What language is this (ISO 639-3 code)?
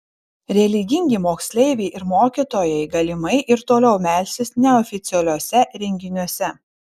lit